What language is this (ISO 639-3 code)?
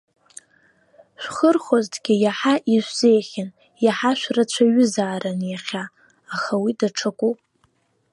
abk